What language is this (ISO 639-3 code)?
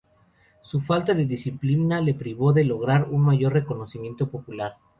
spa